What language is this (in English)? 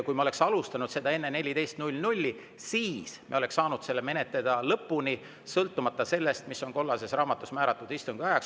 Estonian